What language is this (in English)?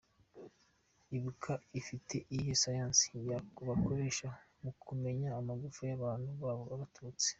Kinyarwanda